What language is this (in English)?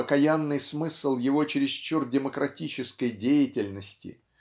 Russian